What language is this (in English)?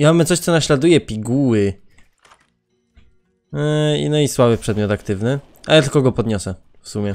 Polish